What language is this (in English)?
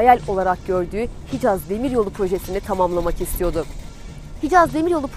Turkish